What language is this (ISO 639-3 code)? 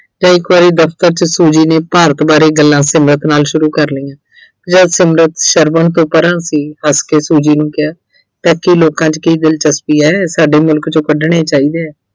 pan